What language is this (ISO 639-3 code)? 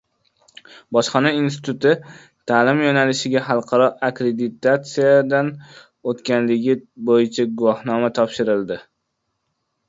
uzb